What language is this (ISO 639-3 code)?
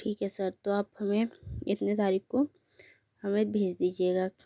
hin